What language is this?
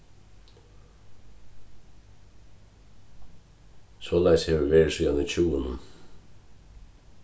Faroese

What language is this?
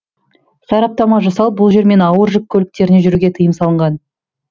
Kazakh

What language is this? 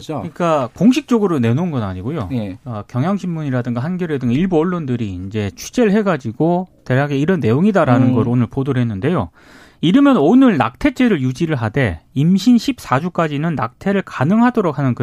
Korean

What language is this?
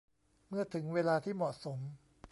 Thai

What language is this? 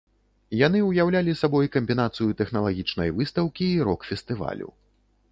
Belarusian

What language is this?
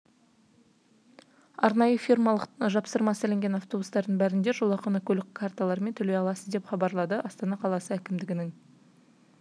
Kazakh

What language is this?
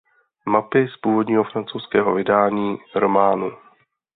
Czech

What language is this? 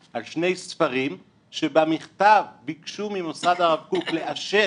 Hebrew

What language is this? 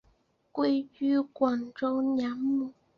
Chinese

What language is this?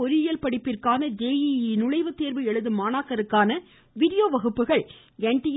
Tamil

